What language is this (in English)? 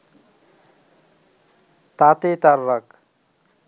Bangla